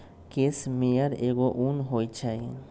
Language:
Magahi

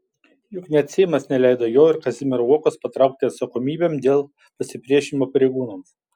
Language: Lithuanian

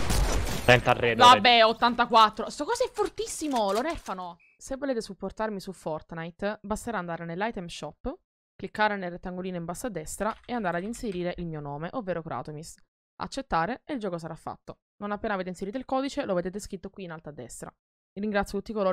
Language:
Italian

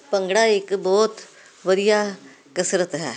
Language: Punjabi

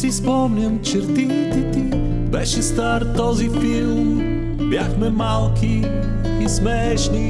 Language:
Bulgarian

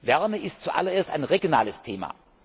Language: German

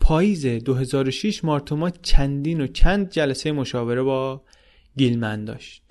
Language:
Persian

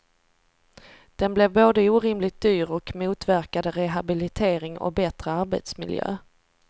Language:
Swedish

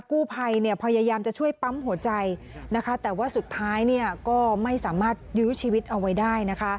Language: Thai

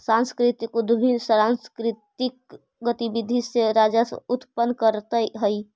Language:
Magahi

